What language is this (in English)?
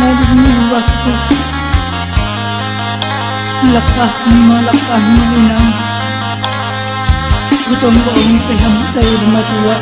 Indonesian